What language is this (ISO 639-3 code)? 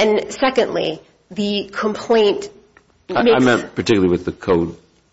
eng